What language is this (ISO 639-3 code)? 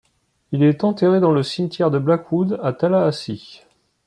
fra